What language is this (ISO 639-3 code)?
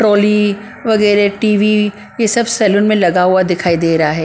hin